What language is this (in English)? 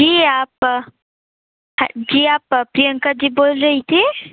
Hindi